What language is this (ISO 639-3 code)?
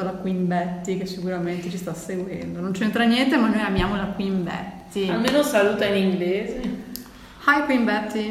ita